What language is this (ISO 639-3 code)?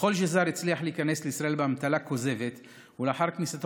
heb